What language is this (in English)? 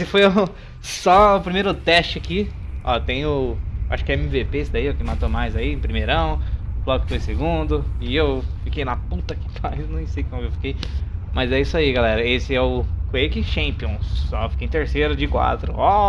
Portuguese